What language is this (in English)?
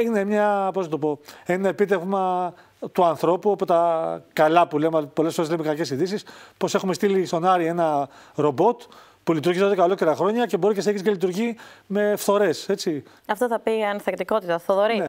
Greek